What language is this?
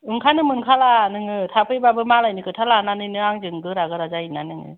Bodo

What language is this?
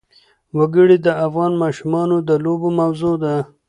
Pashto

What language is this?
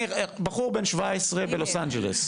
Hebrew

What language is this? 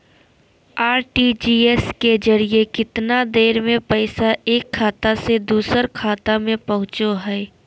Magahi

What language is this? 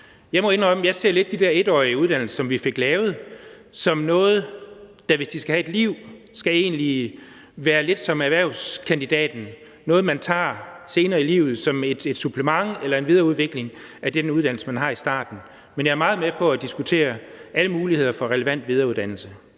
Danish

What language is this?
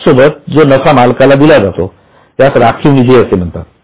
Marathi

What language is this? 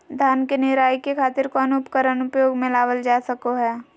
Magahi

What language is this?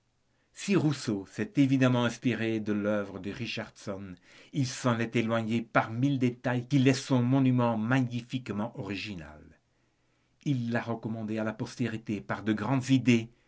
French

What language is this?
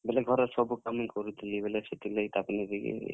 Odia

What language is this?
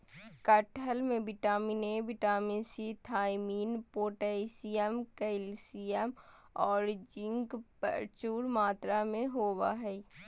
Magahi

